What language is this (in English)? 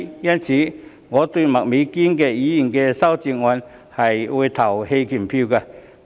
Cantonese